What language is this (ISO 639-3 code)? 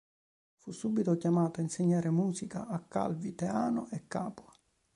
ita